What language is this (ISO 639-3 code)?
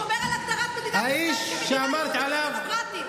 heb